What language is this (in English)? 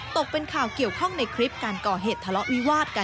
Thai